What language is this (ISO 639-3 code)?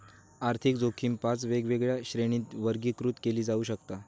mar